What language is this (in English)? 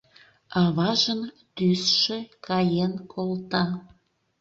Mari